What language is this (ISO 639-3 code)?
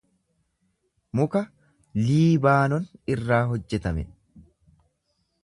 orm